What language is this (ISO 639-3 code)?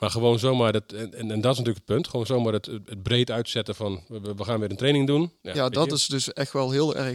nld